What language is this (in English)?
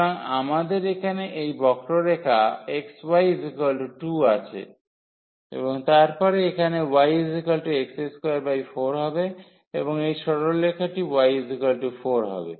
Bangla